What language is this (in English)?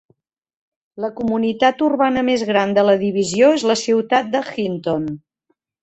Catalan